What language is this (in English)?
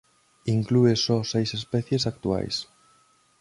Galician